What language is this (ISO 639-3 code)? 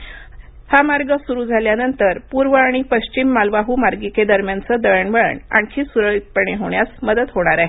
mar